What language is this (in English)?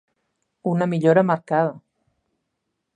Catalan